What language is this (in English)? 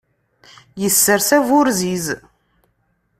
Kabyle